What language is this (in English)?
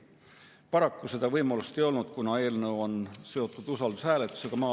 Estonian